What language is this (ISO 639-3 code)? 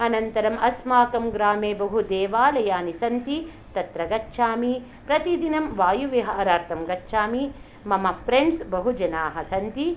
san